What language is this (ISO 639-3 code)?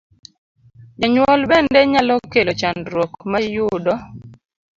luo